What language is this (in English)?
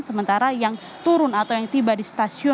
Indonesian